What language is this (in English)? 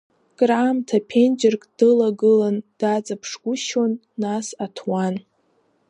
Abkhazian